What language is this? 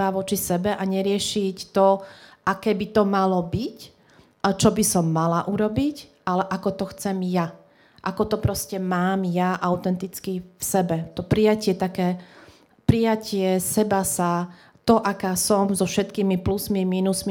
Slovak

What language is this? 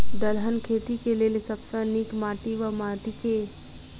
Maithili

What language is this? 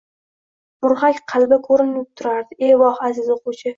Uzbek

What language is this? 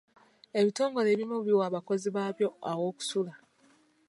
Ganda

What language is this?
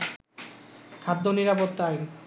Bangla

